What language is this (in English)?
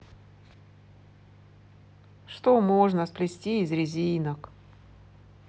Russian